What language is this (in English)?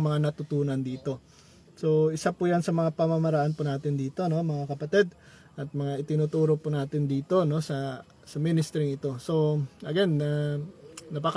Filipino